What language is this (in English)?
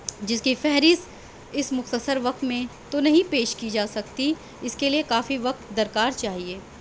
Urdu